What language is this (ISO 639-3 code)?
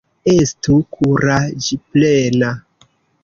epo